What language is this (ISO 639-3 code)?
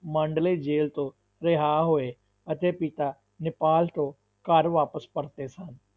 pan